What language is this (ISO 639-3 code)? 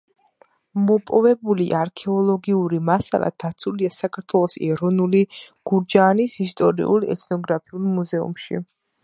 kat